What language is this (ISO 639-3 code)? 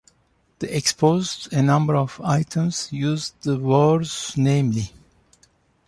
eng